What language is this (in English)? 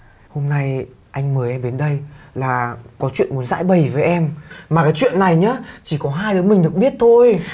Vietnamese